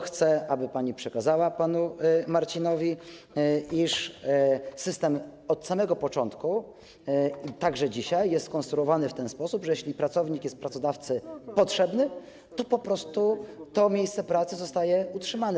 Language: Polish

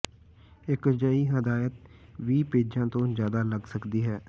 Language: Punjabi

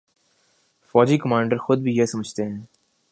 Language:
Urdu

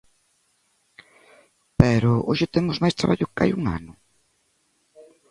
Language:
Galician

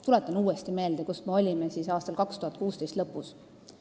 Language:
Estonian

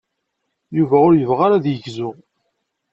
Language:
Kabyle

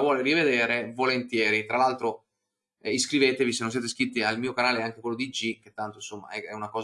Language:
Italian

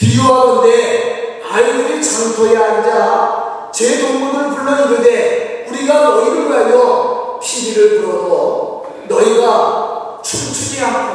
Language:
Korean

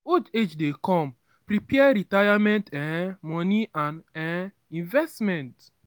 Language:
Nigerian Pidgin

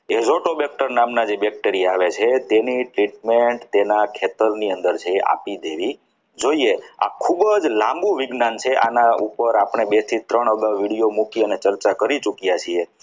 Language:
Gujarati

